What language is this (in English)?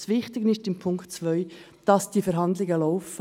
Swiss German